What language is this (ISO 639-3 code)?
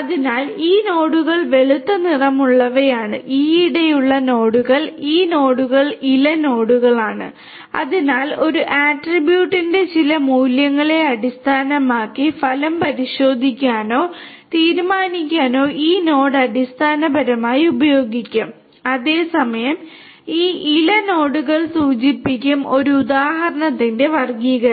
mal